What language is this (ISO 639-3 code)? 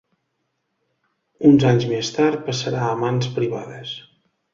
cat